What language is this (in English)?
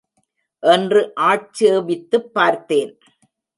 Tamil